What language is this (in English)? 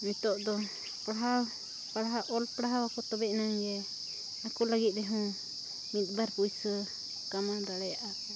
Santali